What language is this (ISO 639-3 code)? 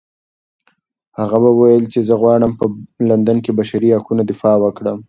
pus